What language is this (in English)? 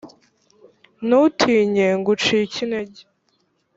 Kinyarwanda